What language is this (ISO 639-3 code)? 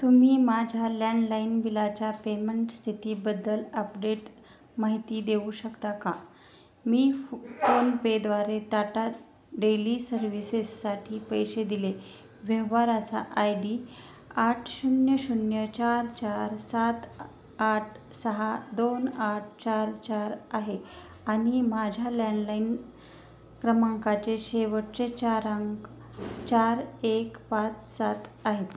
mar